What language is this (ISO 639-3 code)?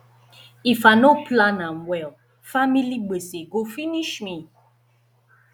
pcm